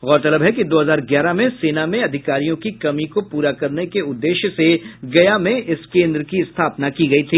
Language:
Hindi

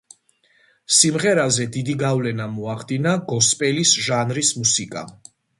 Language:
Georgian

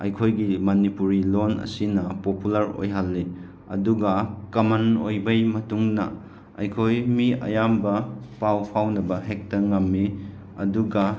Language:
Manipuri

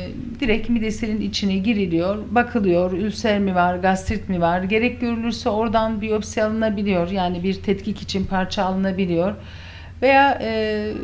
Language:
Turkish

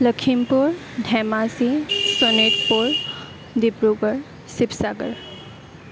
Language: Assamese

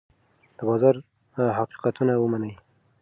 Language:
Pashto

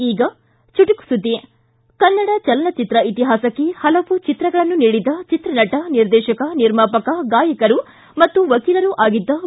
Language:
Kannada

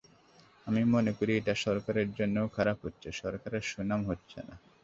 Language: Bangla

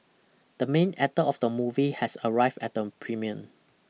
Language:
English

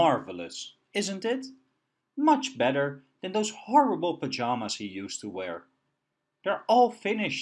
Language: English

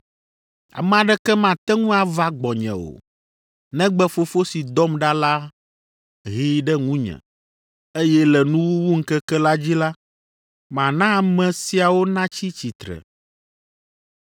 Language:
Ewe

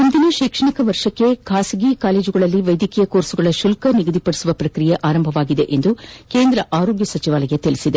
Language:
Kannada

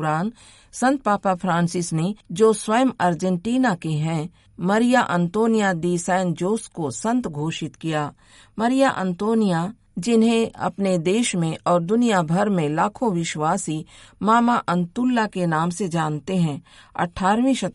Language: Hindi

